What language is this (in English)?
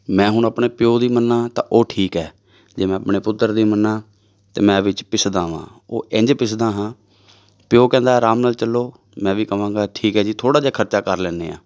Punjabi